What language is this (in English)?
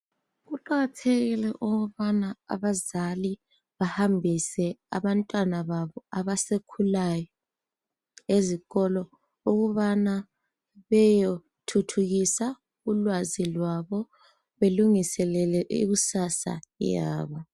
North Ndebele